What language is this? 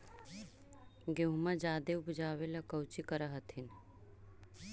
Magahi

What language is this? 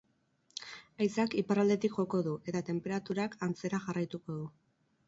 Basque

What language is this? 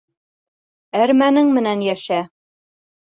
Bashkir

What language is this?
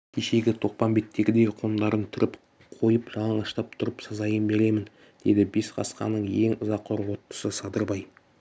Kazakh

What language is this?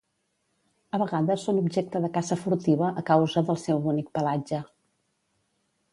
Catalan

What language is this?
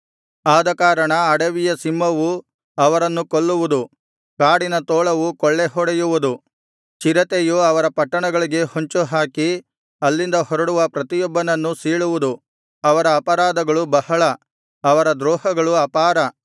Kannada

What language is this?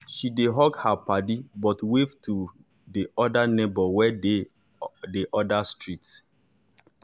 Nigerian Pidgin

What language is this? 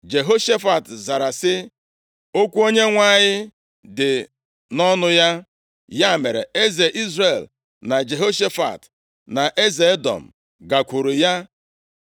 Igbo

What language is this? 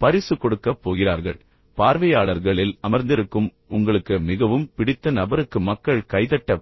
Tamil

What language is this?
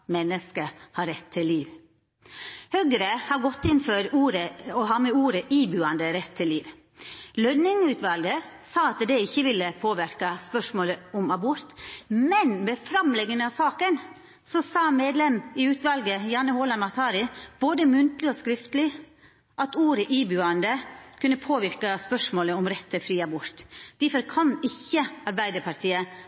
Norwegian Nynorsk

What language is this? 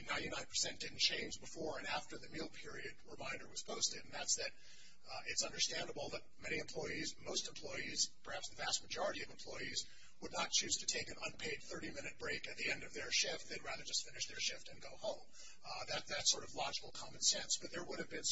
English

